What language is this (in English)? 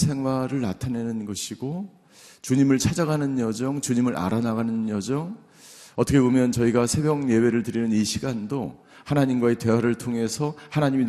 Korean